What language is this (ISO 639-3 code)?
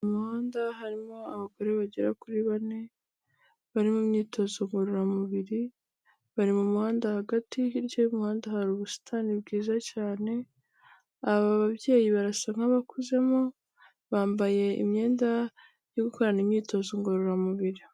kin